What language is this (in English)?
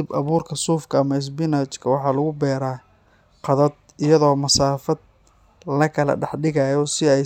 Somali